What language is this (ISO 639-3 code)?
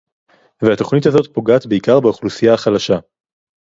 heb